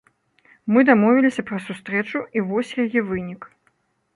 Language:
Belarusian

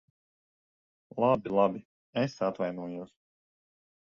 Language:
Latvian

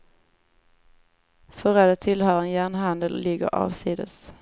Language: Swedish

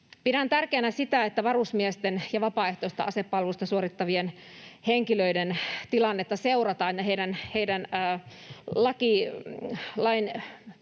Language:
Finnish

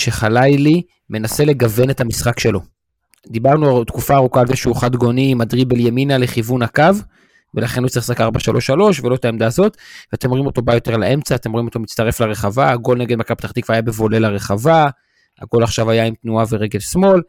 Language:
Hebrew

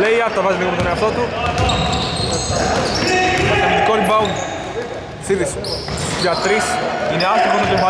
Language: Greek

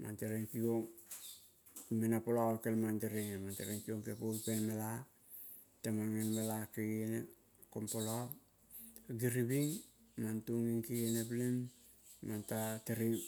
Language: Kol (Papua New Guinea)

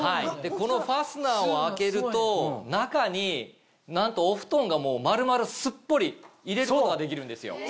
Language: Japanese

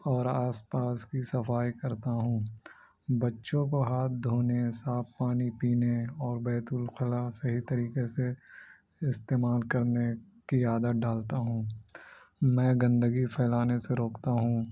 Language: Urdu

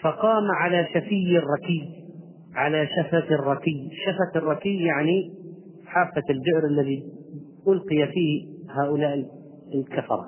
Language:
Arabic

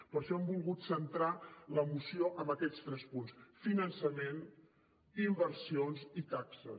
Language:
Catalan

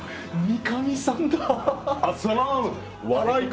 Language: Japanese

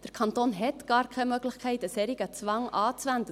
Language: Swiss German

